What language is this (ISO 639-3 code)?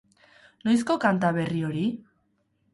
eus